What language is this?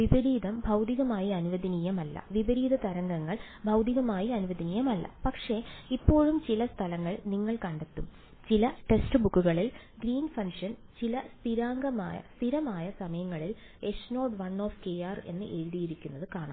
Malayalam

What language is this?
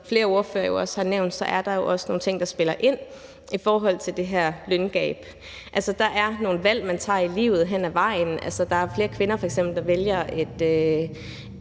Danish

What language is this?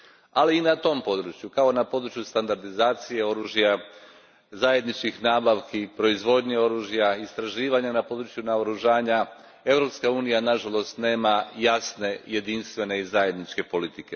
Croatian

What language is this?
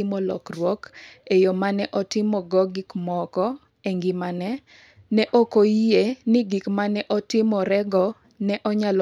Luo (Kenya and Tanzania)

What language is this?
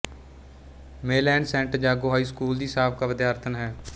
Punjabi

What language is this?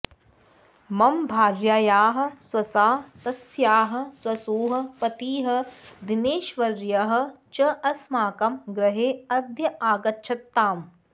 Sanskrit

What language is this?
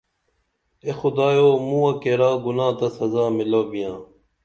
Dameli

